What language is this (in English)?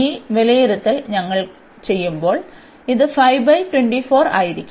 Malayalam